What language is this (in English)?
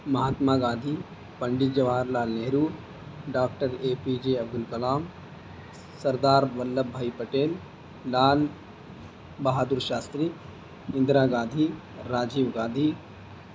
Urdu